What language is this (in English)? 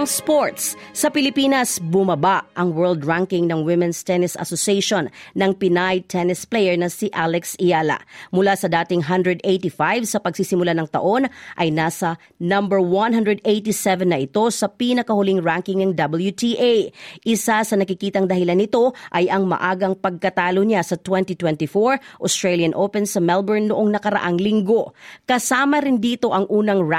Filipino